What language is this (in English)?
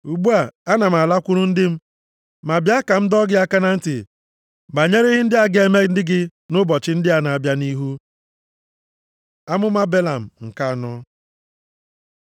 Igbo